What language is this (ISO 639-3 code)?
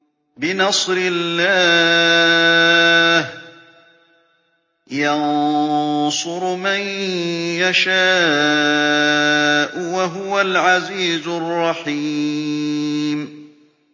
ara